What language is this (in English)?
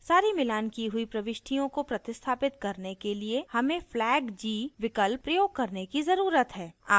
Hindi